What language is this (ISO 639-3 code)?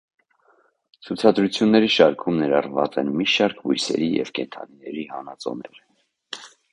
hye